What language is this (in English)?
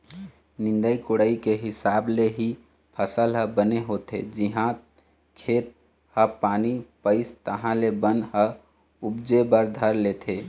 Chhattisgarhi